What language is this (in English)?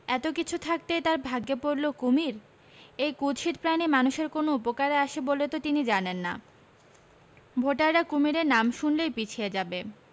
Bangla